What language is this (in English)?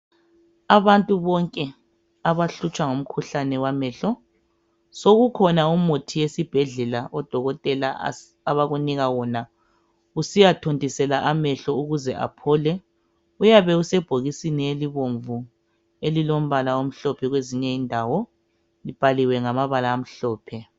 North Ndebele